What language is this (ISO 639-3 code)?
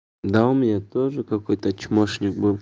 rus